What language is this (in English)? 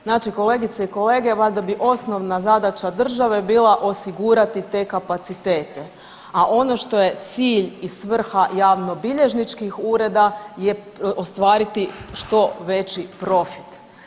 Croatian